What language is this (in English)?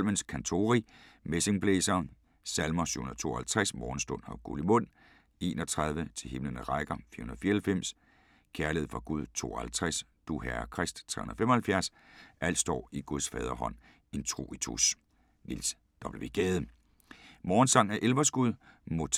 Danish